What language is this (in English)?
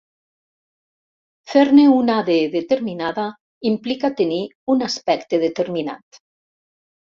Catalan